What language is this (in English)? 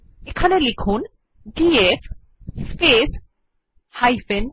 Bangla